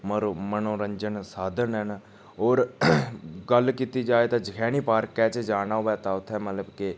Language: Dogri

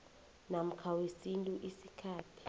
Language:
South Ndebele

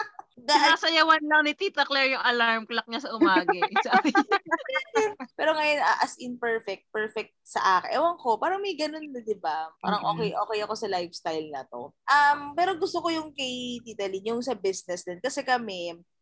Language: Filipino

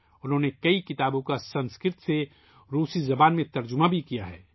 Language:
Urdu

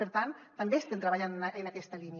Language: Catalan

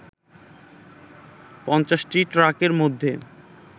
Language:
Bangla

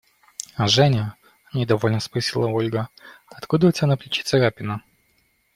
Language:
Russian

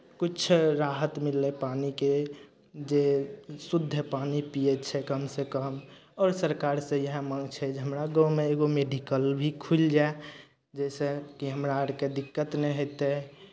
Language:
Maithili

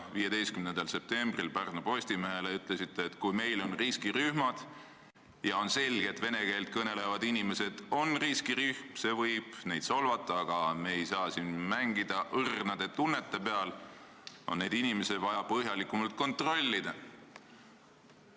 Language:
Estonian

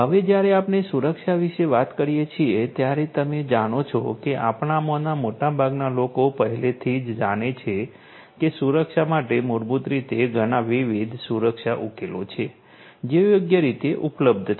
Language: Gujarati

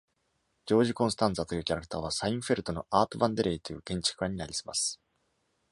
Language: Japanese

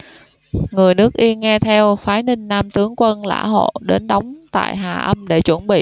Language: Vietnamese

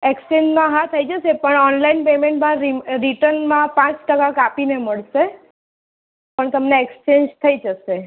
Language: Gujarati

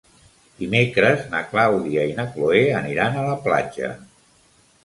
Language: Catalan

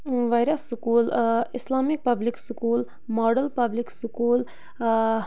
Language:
Kashmiri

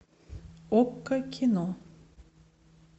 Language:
Russian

